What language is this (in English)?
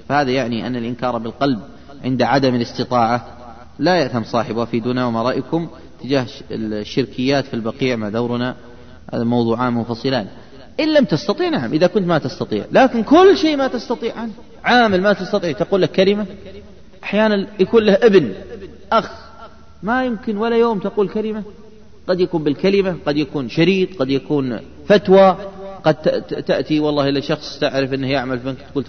Arabic